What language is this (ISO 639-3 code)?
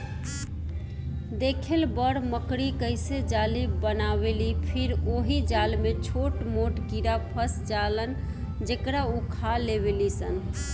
bho